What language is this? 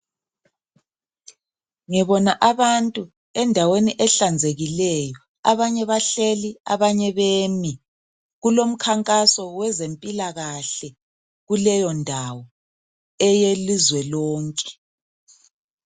North Ndebele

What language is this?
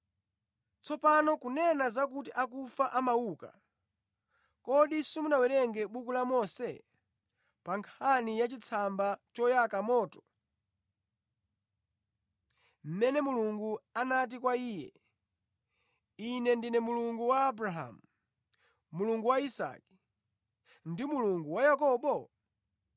Nyanja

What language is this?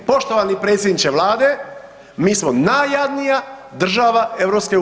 Croatian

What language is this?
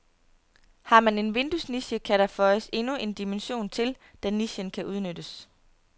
Danish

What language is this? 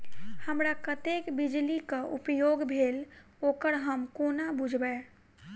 Maithili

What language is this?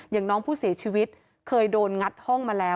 Thai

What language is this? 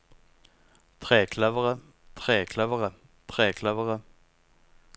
Norwegian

